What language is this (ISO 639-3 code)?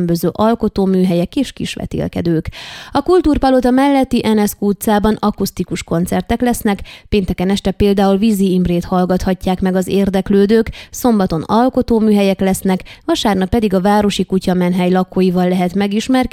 hun